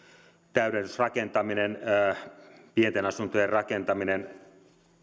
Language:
Finnish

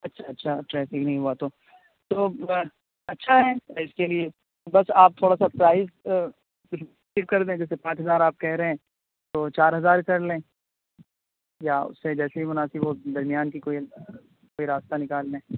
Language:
Urdu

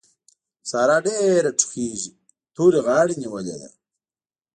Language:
Pashto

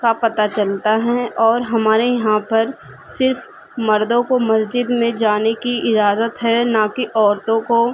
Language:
Urdu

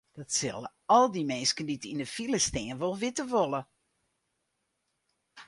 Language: Western Frisian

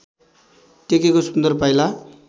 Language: Nepali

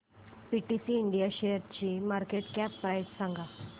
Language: Marathi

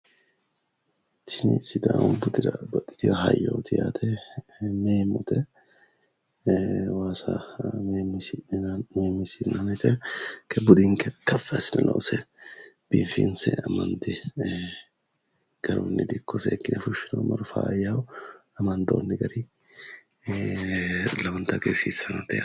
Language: Sidamo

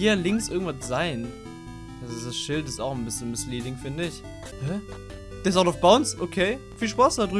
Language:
German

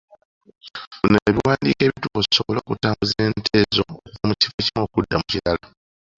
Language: Ganda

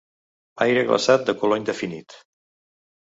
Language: Catalan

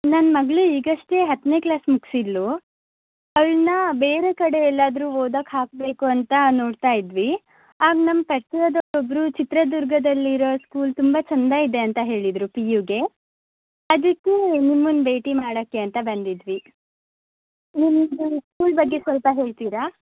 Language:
Kannada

